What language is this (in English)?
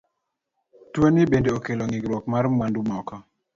Luo (Kenya and Tanzania)